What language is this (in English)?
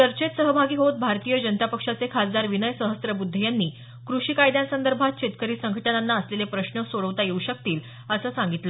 Marathi